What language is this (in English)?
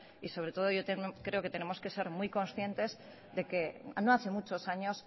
Spanish